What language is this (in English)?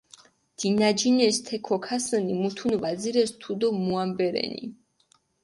Mingrelian